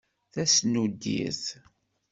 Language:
Kabyle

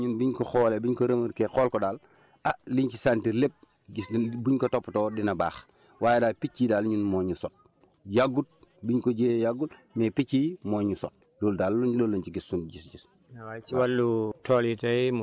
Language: Wolof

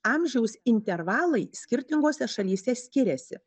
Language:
Lithuanian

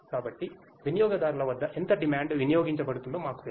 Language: Telugu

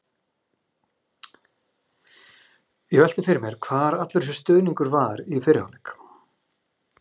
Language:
Icelandic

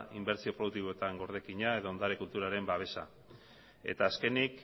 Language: Basque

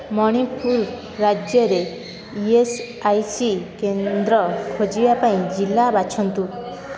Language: Odia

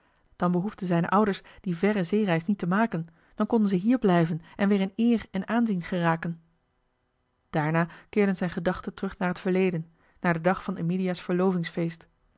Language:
Dutch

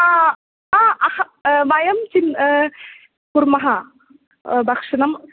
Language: Sanskrit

